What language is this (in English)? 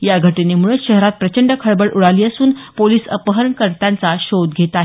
Marathi